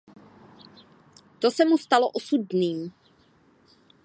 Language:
Czech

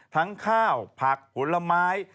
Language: Thai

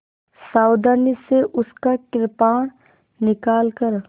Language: Hindi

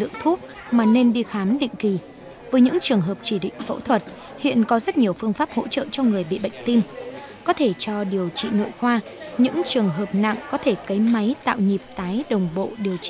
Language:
Vietnamese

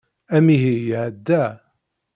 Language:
Kabyle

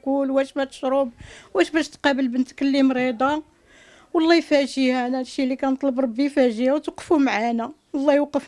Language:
Arabic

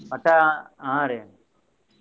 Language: Kannada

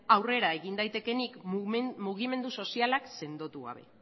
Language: Basque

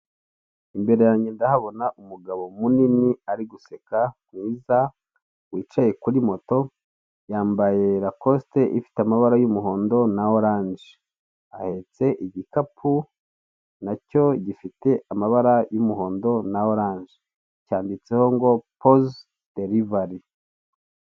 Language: Kinyarwanda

